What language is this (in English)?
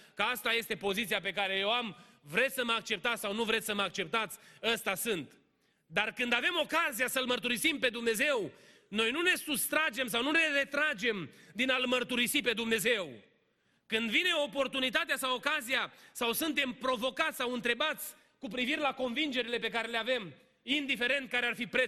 Romanian